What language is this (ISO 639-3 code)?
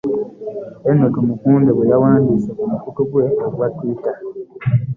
lug